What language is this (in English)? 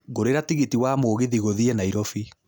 Kikuyu